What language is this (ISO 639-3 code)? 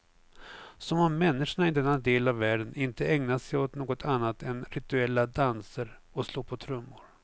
swe